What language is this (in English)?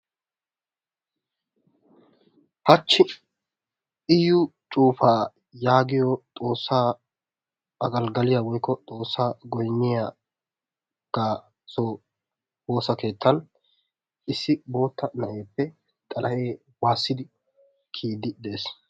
Wolaytta